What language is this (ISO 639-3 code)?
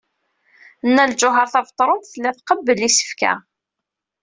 kab